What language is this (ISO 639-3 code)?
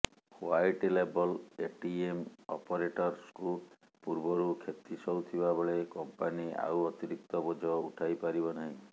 ori